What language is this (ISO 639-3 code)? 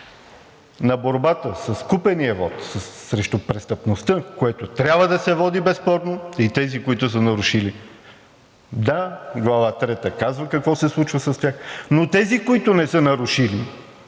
bul